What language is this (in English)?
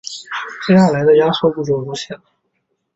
Chinese